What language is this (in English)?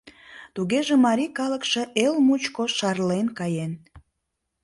Mari